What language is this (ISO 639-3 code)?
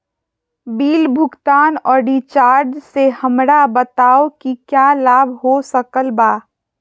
mag